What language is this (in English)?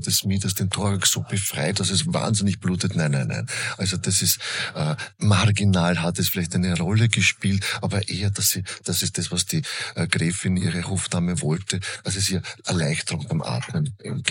German